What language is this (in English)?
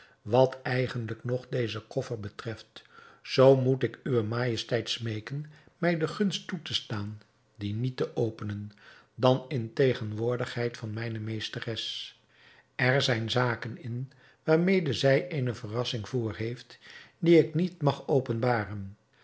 Dutch